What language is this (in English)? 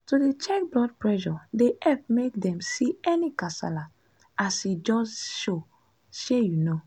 Nigerian Pidgin